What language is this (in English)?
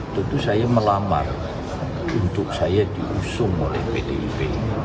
Indonesian